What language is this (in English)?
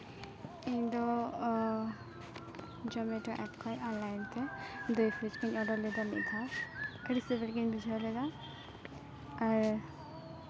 Santali